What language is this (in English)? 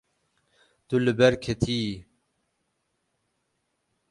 Kurdish